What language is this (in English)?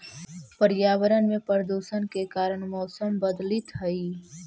Magahi